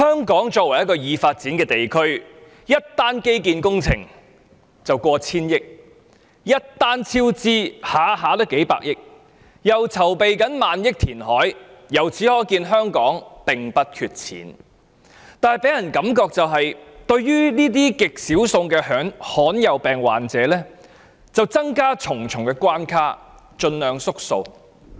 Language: Cantonese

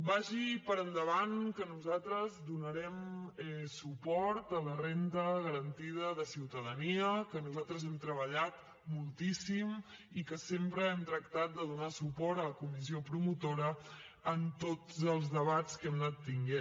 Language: Catalan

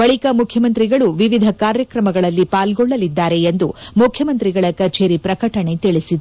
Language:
Kannada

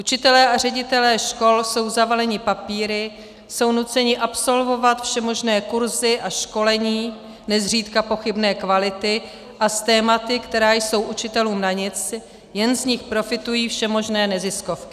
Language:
Czech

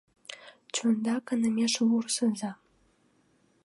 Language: Mari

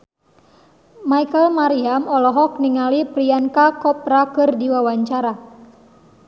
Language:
Sundanese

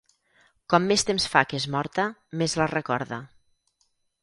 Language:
Catalan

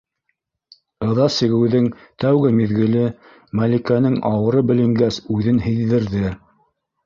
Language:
Bashkir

